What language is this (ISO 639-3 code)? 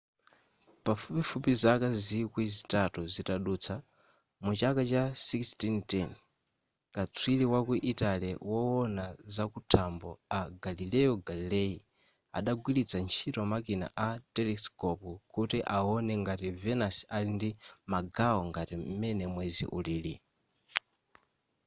nya